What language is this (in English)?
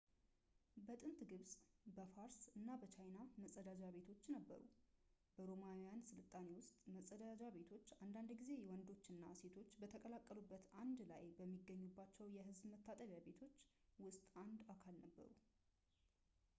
Amharic